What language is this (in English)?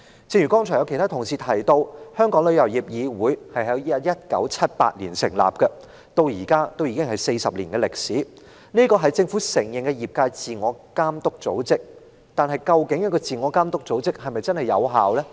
Cantonese